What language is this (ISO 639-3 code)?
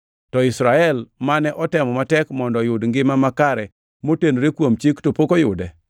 luo